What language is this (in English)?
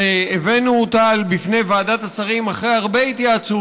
Hebrew